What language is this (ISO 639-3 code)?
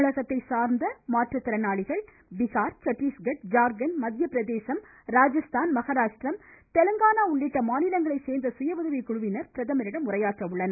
tam